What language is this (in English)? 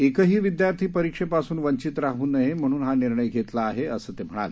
Marathi